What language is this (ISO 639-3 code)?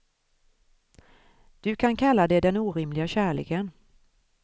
swe